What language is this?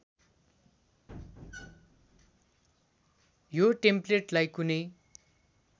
Nepali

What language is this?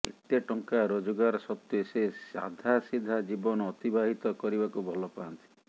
Odia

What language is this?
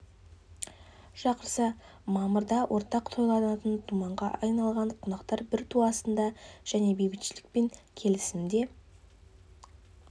Kazakh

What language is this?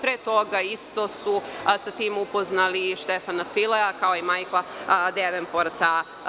Serbian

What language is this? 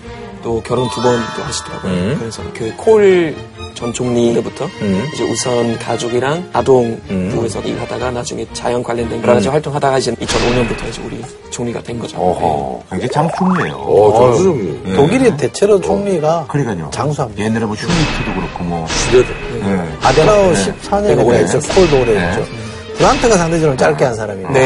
Korean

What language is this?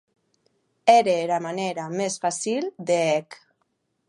Occitan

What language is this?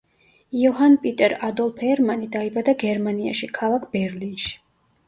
Georgian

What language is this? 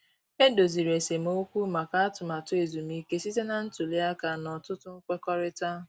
Igbo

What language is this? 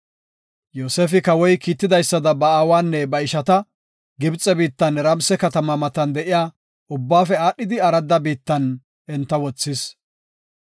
Gofa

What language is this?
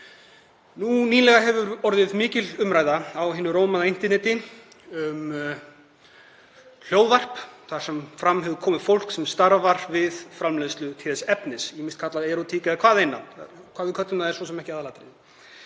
Icelandic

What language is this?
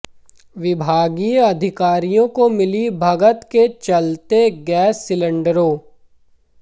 Hindi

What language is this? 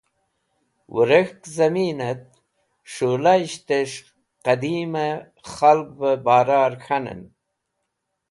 Wakhi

